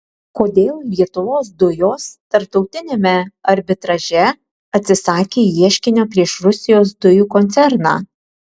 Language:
Lithuanian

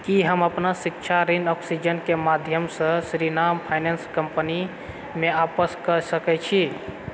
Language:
Maithili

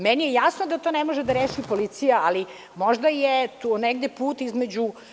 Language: Serbian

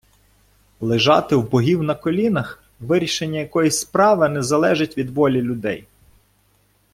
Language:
Ukrainian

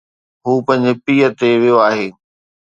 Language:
Sindhi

